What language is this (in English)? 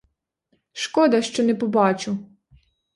Ukrainian